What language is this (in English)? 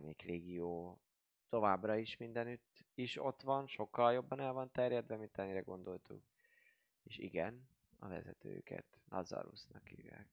Hungarian